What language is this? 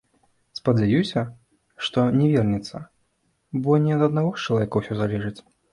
Belarusian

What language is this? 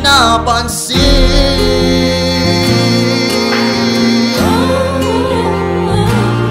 Thai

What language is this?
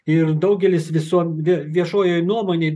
Lithuanian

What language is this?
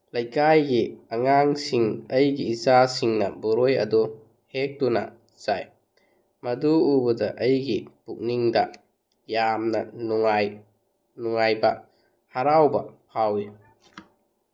Manipuri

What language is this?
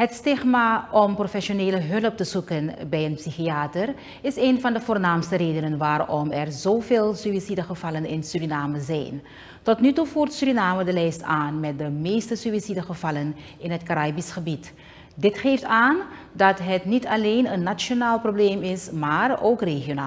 Dutch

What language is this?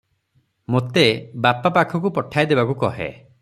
Odia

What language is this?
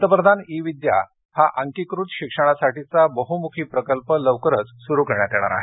Marathi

